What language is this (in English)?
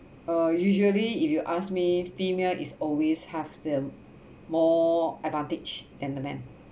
English